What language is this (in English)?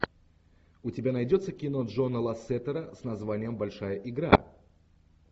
Russian